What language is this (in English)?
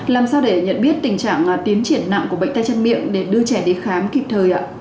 Vietnamese